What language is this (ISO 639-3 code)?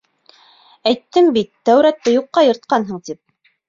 bak